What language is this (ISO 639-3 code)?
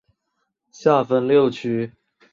zho